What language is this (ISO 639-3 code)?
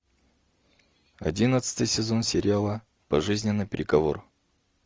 rus